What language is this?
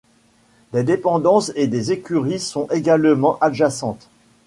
French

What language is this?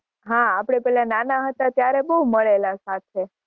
Gujarati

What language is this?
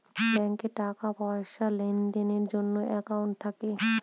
Bangla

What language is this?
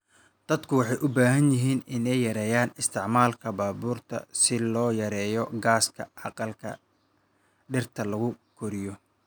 Somali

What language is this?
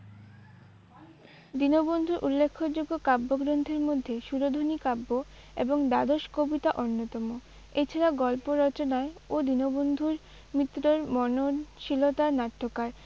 Bangla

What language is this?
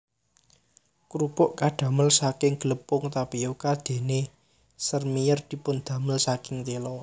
Javanese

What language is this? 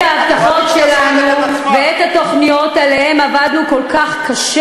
Hebrew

